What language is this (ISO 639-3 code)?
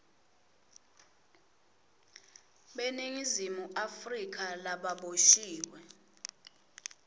ssw